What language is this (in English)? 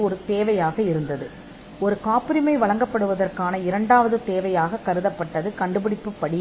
Tamil